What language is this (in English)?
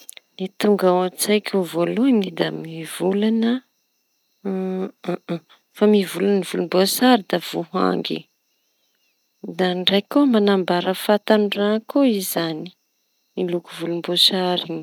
Tanosy Malagasy